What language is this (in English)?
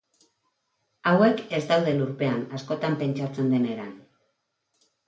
Basque